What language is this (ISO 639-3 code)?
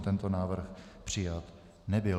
ces